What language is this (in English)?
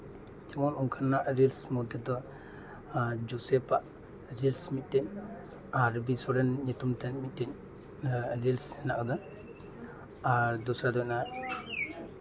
Santali